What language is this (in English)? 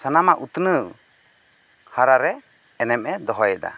Santali